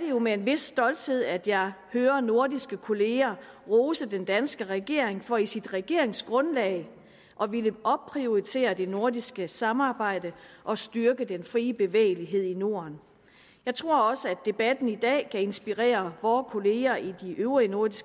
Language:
Danish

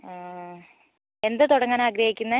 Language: Malayalam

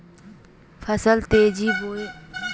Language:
Magahi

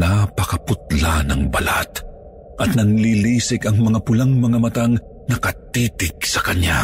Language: Filipino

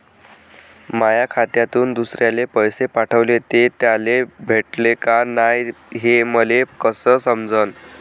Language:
Marathi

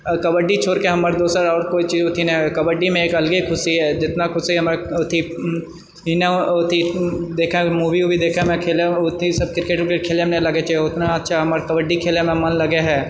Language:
Maithili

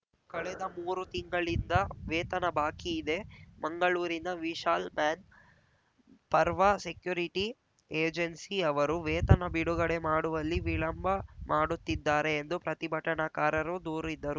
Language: Kannada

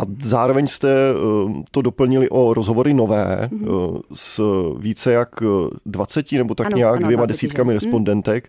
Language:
Czech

